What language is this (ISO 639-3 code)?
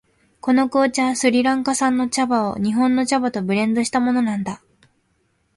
jpn